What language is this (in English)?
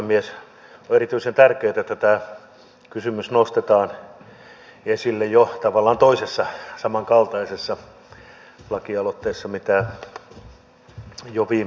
Finnish